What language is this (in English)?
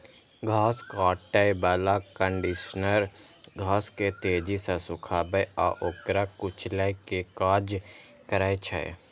Maithili